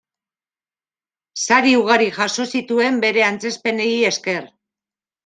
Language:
Basque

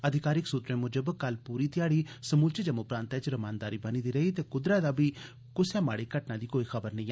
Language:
Dogri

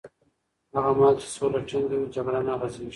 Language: Pashto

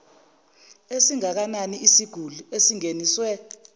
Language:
Zulu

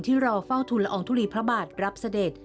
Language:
Thai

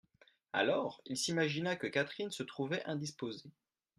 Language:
French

